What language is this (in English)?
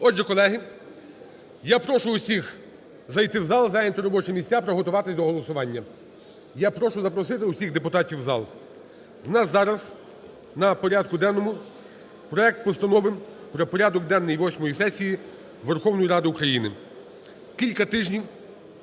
Ukrainian